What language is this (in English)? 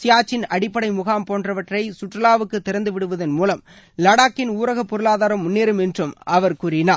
Tamil